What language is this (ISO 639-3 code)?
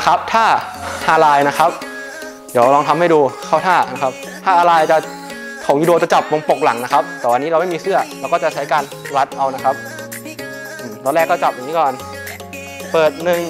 tha